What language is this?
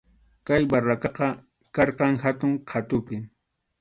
Arequipa-La Unión Quechua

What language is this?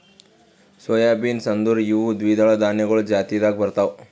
Kannada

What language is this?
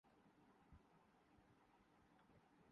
Urdu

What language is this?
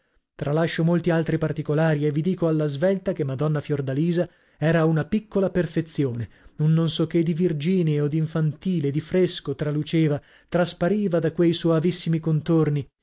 Italian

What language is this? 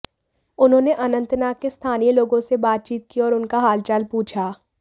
Hindi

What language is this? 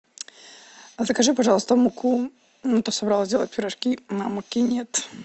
Russian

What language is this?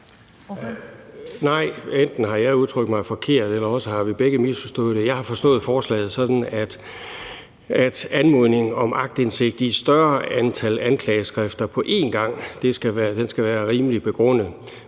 Danish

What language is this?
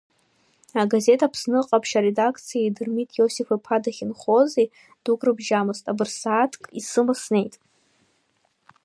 Abkhazian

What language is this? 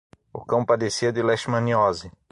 Portuguese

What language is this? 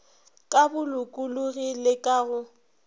Northern Sotho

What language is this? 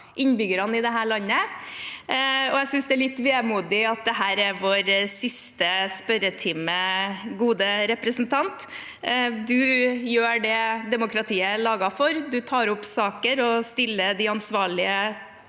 Norwegian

